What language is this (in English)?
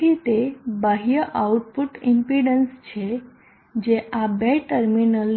Gujarati